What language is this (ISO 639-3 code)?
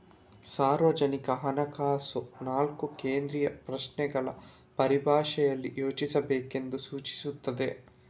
kan